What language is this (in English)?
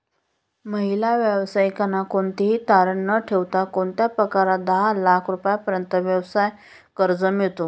Marathi